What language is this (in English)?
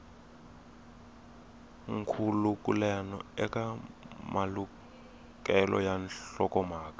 Tsonga